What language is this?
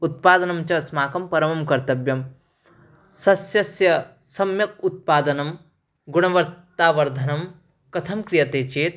Sanskrit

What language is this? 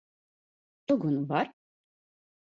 Latvian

